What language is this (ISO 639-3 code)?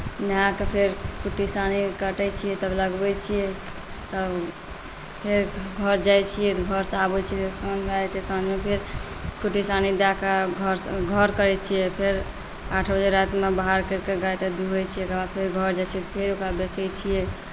mai